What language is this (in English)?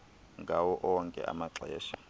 Xhosa